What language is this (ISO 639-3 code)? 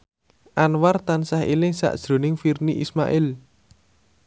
jav